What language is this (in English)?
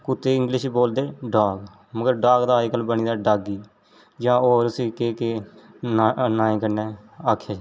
Dogri